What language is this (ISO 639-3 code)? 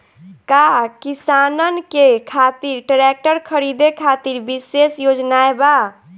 bho